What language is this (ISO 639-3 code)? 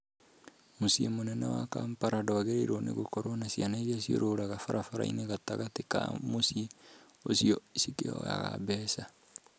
kik